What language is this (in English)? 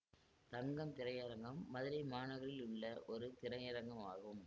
Tamil